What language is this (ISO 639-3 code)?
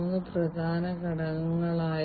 mal